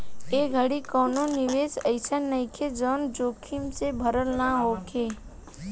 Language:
Bhojpuri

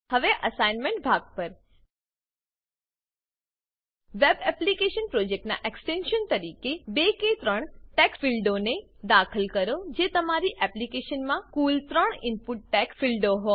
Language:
Gujarati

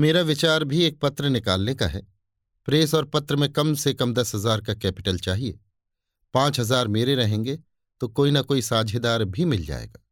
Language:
Hindi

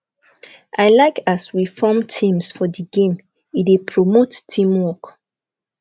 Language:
Nigerian Pidgin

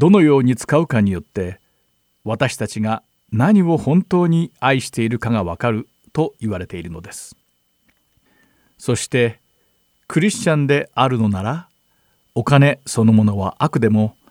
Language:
Japanese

